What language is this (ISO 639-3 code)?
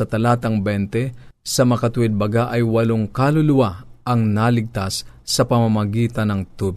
fil